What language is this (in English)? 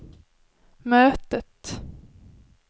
Swedish